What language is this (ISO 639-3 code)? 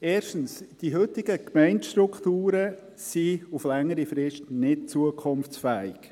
gsw